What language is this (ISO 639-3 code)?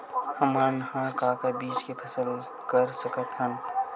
hne